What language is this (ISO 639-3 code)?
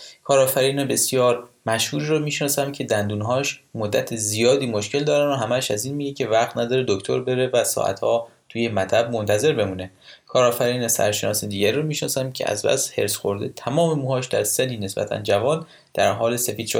fas